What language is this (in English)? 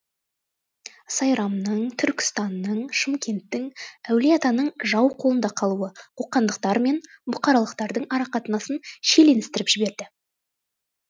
Kazakh